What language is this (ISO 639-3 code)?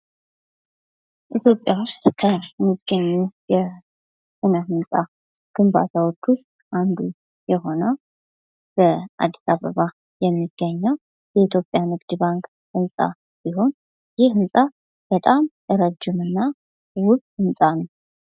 amh